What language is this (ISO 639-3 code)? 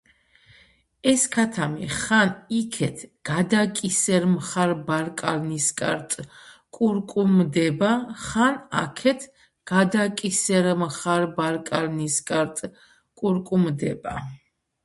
kat